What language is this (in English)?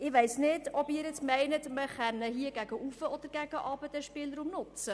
Swiss German